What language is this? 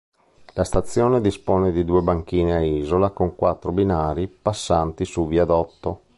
Italian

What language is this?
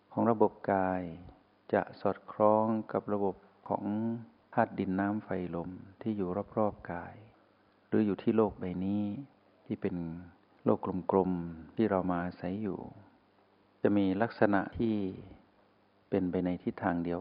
Thai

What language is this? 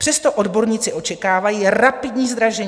Czech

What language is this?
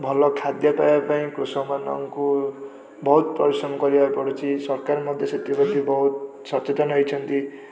Odia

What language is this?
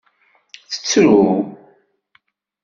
Kabyle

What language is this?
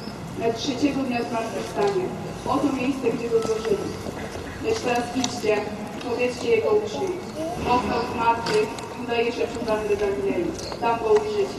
Polish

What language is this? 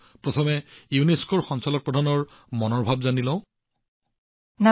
Assamese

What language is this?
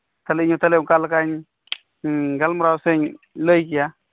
Santali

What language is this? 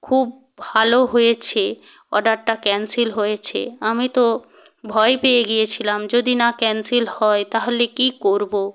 Bangla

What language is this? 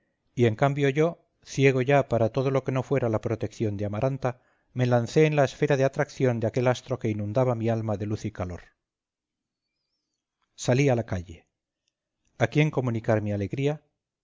Spanish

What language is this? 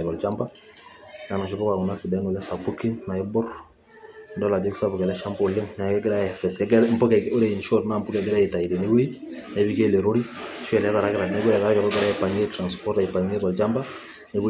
Masai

